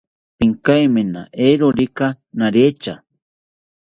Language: South Ucayali Ashéninka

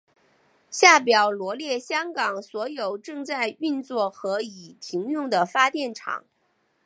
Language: Chinese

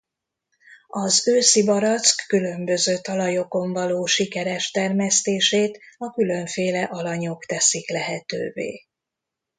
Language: Hungarian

